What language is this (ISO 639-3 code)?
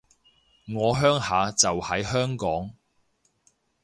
yue